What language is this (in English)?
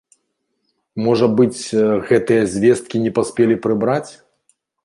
Belarusian